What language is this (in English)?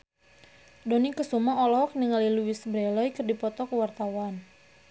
Sundanese